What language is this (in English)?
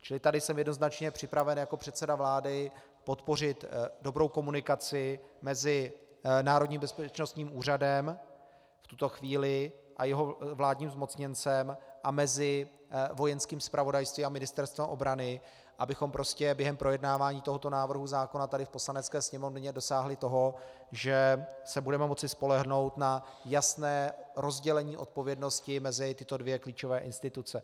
Czech